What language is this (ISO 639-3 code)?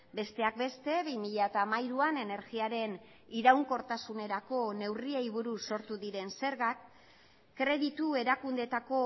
eus